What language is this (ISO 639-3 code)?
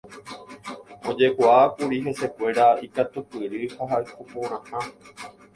grn